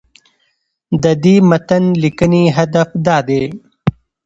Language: Pashto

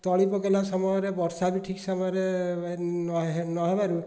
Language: Odia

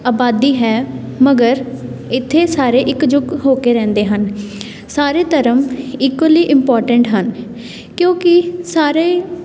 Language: Punjabi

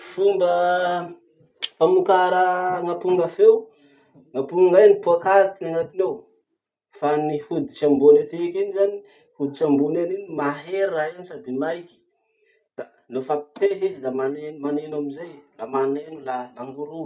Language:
Masikoro Malagasy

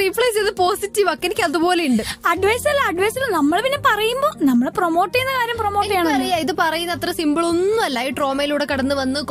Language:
Malayalam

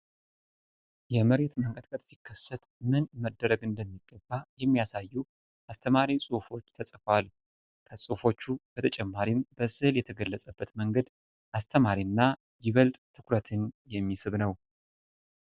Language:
Amharic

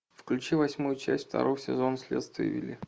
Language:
Russian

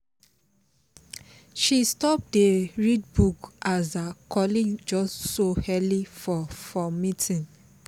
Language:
Nigerian Pidgin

